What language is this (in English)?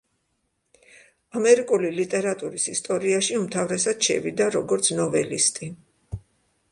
Georgian